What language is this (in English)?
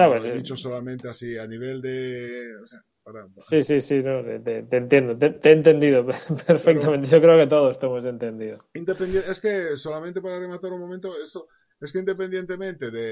Spanish